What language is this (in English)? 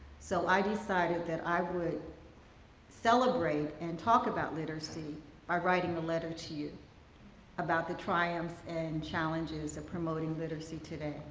English